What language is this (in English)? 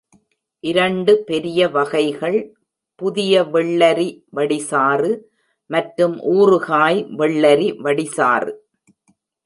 Tamil